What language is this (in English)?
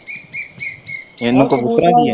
Punjabi